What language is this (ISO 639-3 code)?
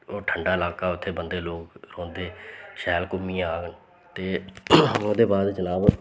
doi